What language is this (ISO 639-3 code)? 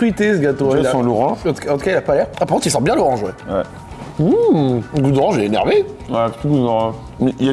fra